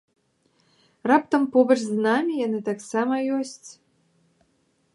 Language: Belarusian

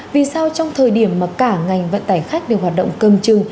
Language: Vietnamese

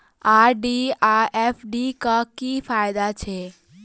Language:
Maithili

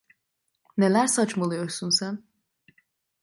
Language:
Turkish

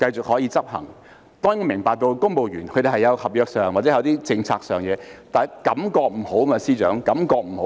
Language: Cantonese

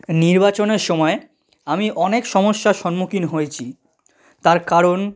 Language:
Bangla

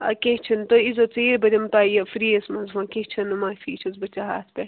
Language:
Kashmiri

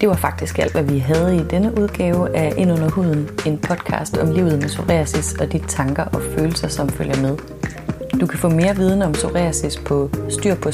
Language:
Danish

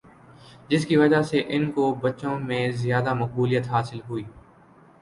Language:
Urdu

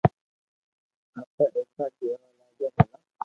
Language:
Loarki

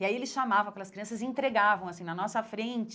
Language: Portuguese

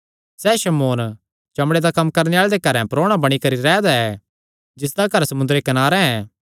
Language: Kangri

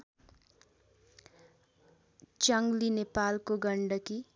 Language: Nepali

